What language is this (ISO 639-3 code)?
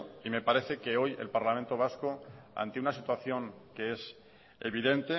spa